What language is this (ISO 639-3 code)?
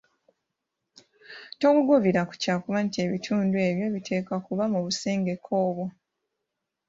lug